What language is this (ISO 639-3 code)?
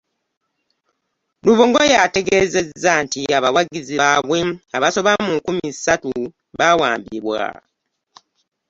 lug